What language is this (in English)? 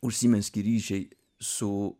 Lithuanian